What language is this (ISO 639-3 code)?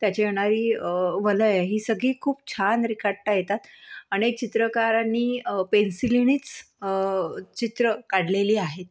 mar